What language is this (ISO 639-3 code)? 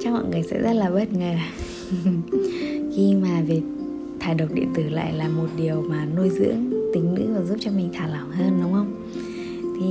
vie